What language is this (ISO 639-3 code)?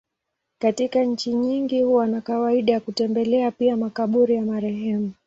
swa